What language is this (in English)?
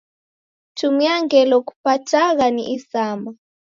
Taita